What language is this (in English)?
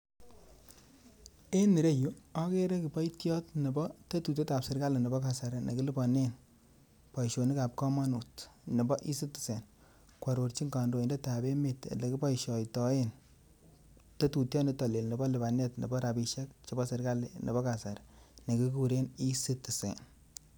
Kalenjin